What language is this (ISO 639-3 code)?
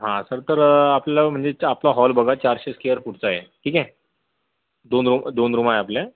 mar